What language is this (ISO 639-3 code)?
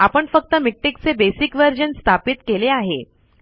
mar